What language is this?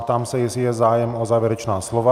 Czech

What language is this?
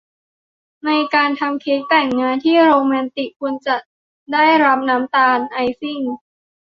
Thai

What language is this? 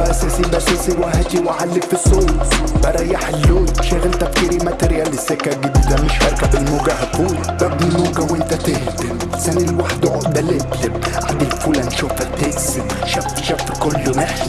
Arabic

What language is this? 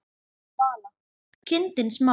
Icelandic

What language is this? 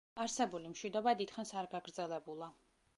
Georgian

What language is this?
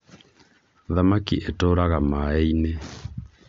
Kikuyu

